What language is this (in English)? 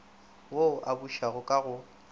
Northern Sotho